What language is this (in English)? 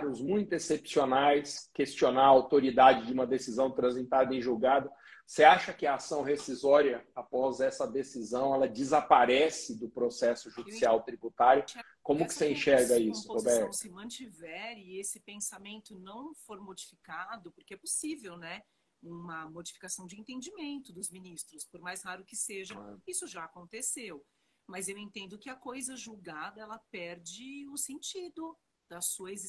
Portuguese